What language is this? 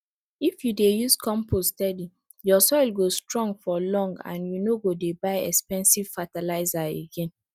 Nigerian Pidgin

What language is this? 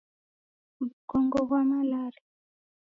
Taita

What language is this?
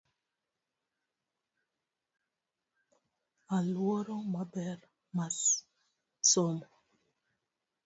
Luo (Kenya and Tanzania)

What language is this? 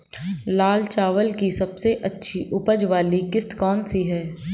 Hindi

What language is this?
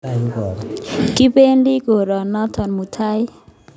Kalenjin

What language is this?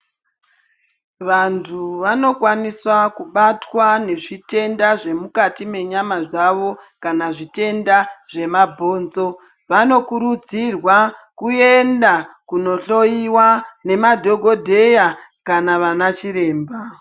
Ndau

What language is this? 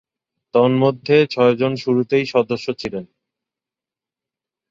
Bangla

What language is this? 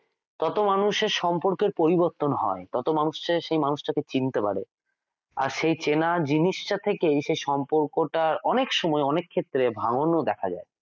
Bangla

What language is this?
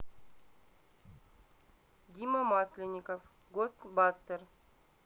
Russian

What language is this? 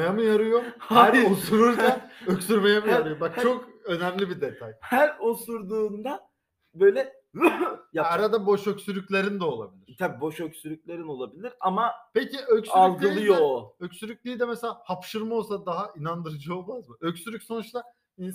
Turkish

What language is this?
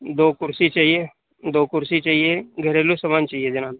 Urdu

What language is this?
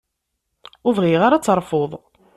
Kabyle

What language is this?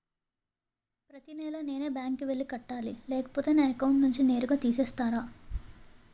Telugu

